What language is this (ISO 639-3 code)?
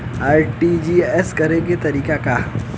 bho